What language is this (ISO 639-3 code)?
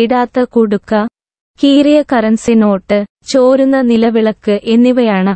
mal